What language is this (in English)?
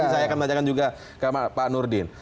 Indonesian